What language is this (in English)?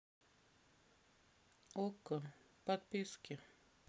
Russian